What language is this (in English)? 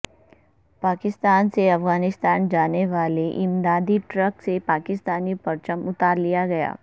Urdu